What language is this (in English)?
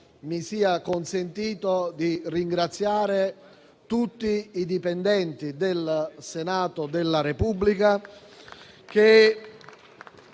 Italian